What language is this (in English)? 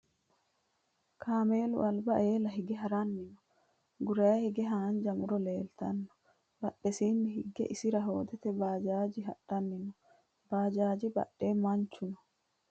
Sidamo